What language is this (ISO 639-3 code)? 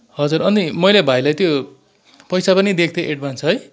nep